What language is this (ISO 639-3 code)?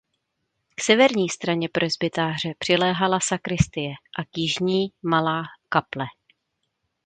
ces